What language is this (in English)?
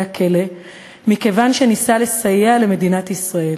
Hebrew